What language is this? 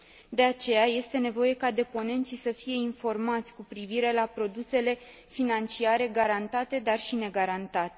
Romanian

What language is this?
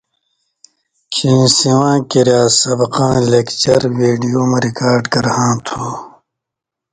Indus Kohistani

